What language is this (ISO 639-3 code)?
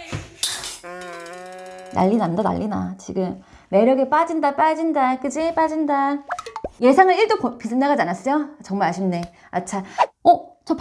kor